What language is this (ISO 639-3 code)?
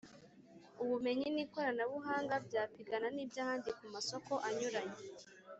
kin